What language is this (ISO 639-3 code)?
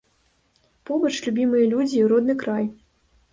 bel